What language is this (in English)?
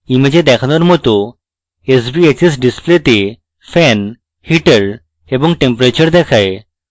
Bangla